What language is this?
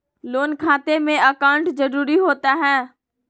Magahi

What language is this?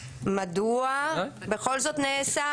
Hebrew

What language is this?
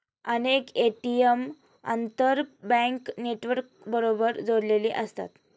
Marathi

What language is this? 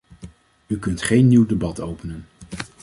Dutch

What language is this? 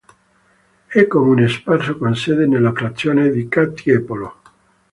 Italian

